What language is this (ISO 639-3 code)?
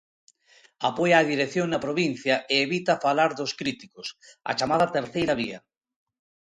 glg